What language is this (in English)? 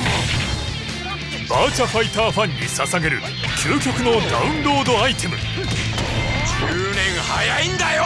Japanese